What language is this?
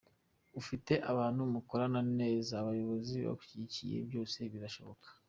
Kinyarwanda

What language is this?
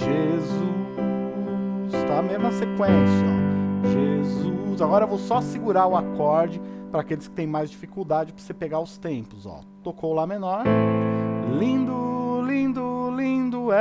Portuguese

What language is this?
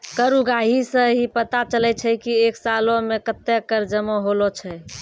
Maithili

